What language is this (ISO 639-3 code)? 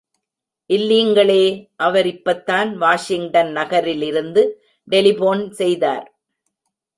tam